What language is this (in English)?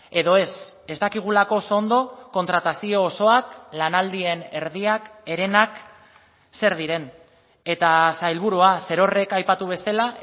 Basque